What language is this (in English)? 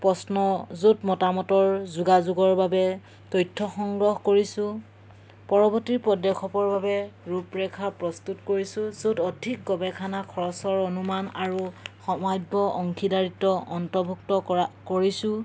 Assamese